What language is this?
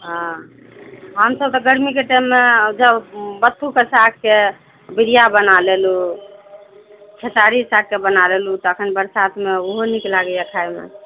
Maithili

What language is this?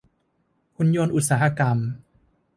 Thai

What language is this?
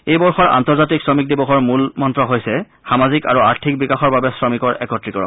Assamese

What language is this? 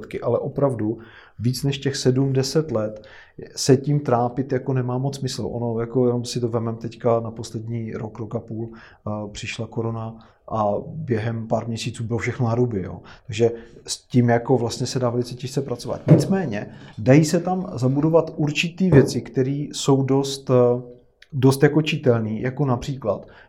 Czech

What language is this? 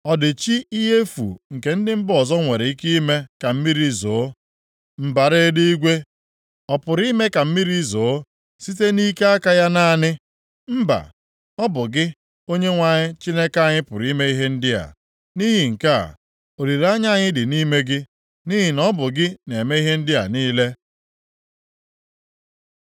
Igbo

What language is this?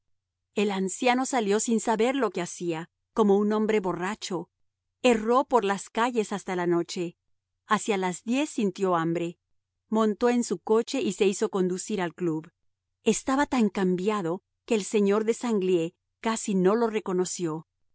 Spanish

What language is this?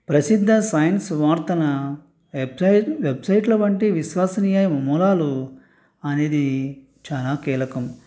Telugu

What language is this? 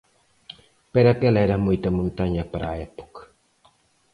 Galician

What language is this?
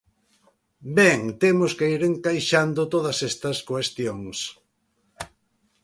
Galician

